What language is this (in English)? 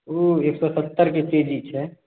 Maithili